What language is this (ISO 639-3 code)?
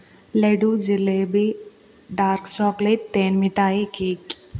mal